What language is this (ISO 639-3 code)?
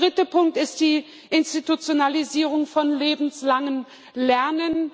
deu